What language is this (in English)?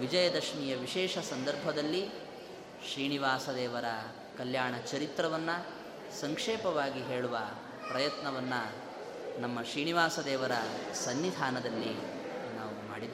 Kannada